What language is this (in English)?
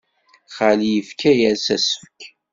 Kabyle